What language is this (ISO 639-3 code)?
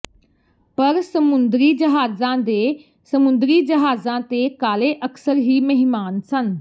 pan